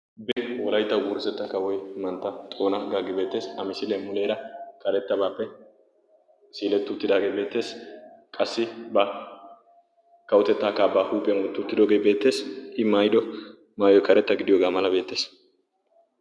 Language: Wolaytta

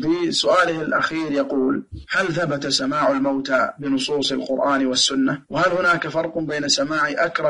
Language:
Arabic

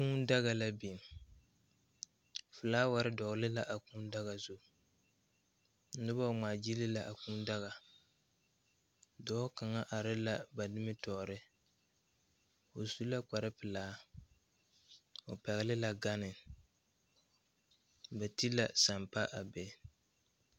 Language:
Southern Dagaare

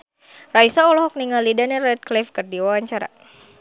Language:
Sundanese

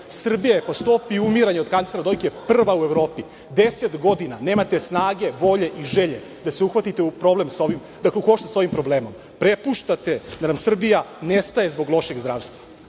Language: Serbian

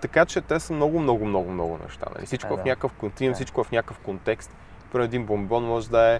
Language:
Bulgarian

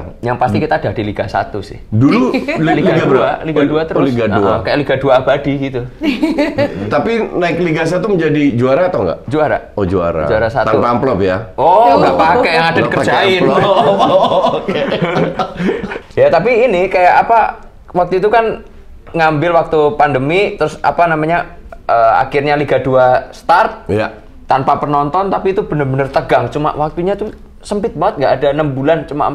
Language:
Indonesian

